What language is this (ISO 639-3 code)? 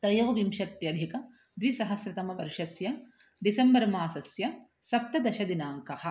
san